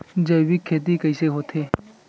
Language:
Chhattisgarhi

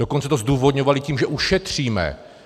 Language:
Czech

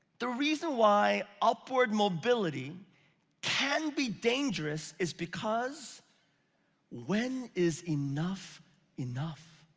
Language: English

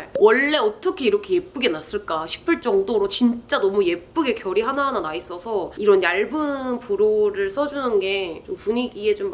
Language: Korean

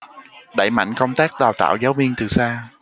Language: Vietnamese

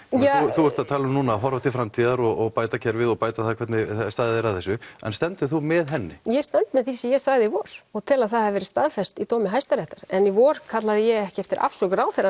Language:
Icelandic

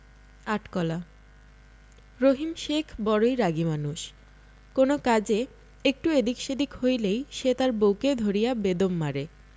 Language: Bangla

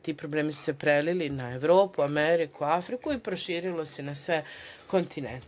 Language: Serbian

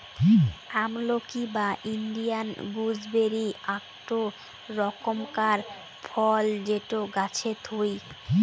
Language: Bangla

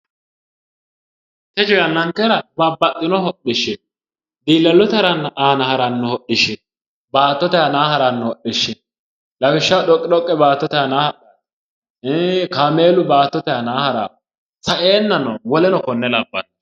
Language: Sidamo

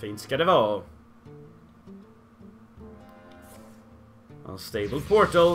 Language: Swedish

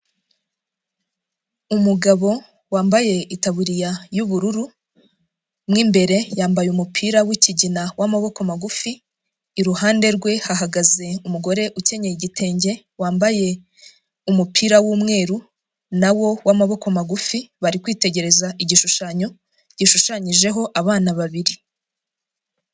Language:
Kinyarwanda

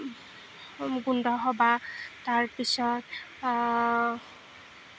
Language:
Assamese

